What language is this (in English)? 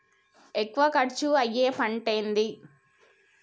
Telugu